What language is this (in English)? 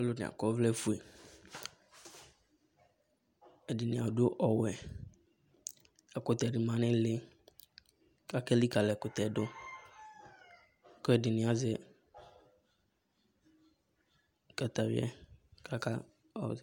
Ikposo